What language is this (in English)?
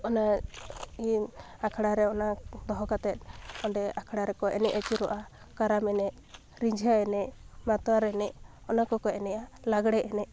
Santali